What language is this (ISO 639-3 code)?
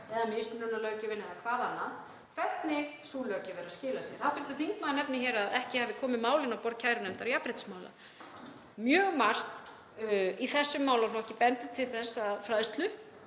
isl